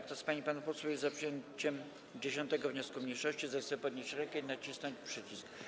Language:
Polish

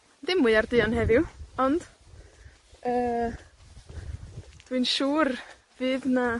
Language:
Welsh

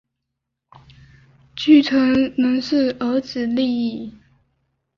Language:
Chinese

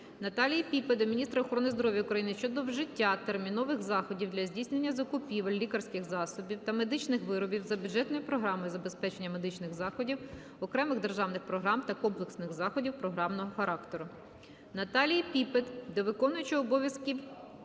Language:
Ukrainian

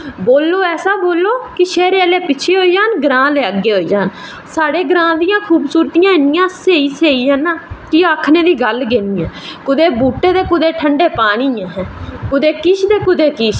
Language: Dogri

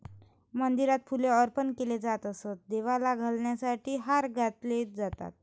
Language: Marathi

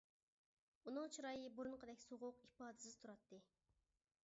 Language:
Uyghur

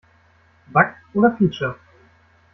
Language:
German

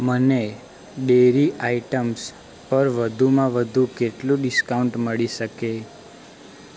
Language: Gujarati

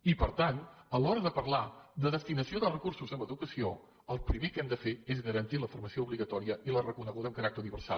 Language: Catalan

